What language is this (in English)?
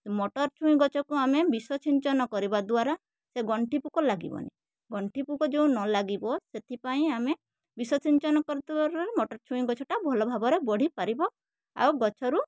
Odia